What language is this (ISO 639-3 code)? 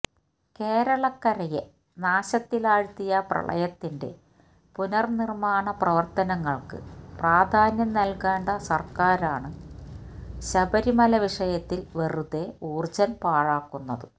mal